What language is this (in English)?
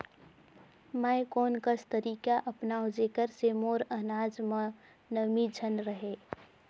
Chhattisgarhi